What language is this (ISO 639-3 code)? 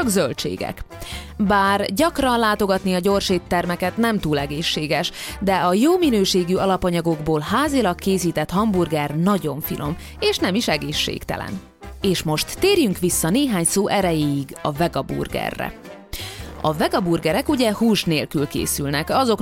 hun